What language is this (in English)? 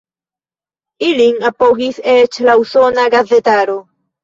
Esperanto